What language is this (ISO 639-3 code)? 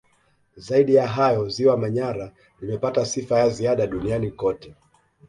swa